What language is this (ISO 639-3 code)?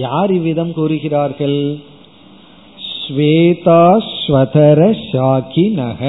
tam